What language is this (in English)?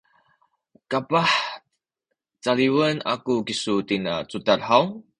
Sakizaya